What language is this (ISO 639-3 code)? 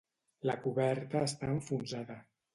cat